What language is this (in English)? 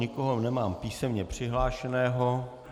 Czech